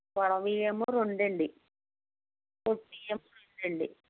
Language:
Telugu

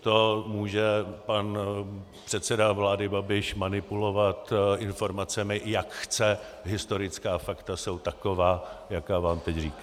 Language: Czech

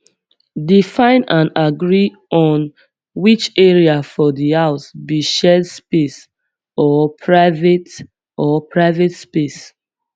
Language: Nigerian Pidgin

